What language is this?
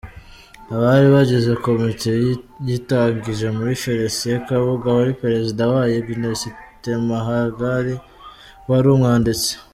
Kinyarwanda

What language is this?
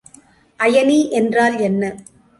Tamil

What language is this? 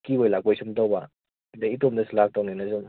Manipuri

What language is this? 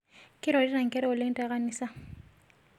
Masai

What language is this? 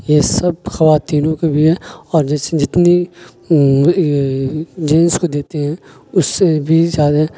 Urdu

